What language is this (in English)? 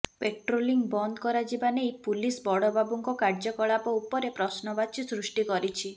Odia